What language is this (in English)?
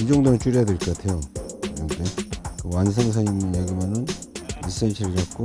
Korean